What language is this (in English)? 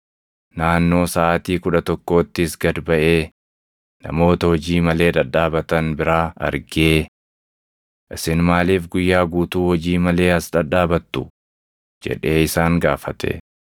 Oromo